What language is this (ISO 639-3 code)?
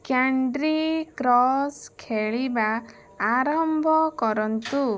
ori